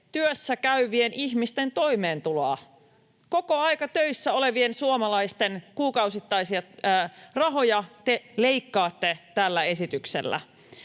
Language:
Finnish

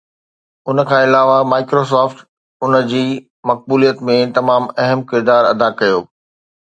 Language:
Sindhi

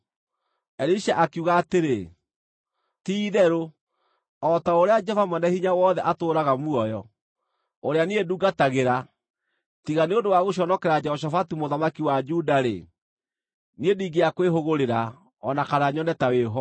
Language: Kikuyu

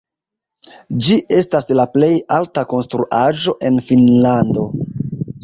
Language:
Esperanto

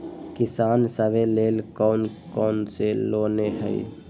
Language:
Magahi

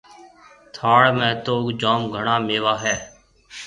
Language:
Marwari (Pakistan)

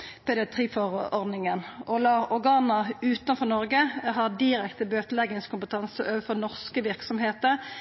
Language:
Norwegian Nynorsk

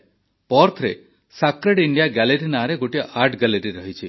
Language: Odia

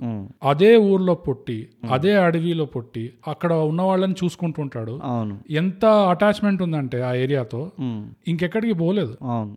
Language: Telugu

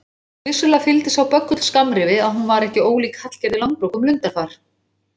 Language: Icelandic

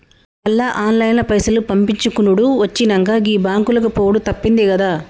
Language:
Telugu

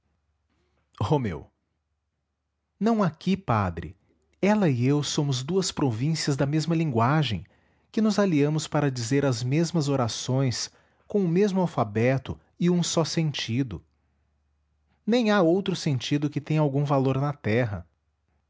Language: Portuguese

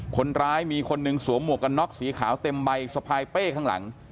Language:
Thai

